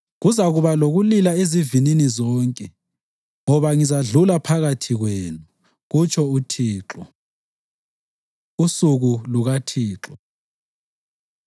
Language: North Ndebele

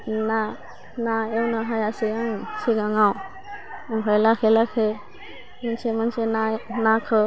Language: Bodo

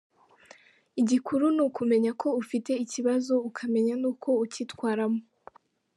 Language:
Kinyarwanda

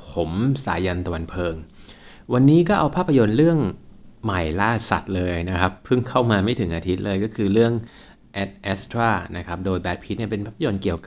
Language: Thai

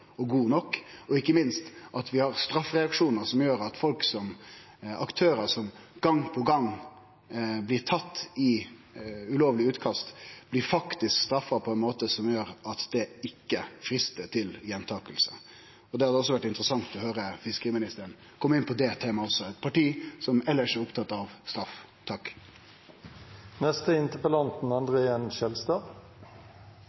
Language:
Norwegian Nynorsk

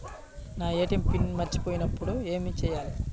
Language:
Telugu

